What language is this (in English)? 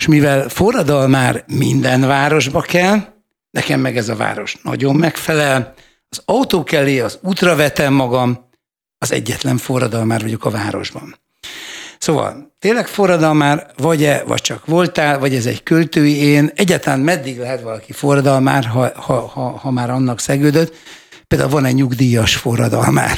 Hungarian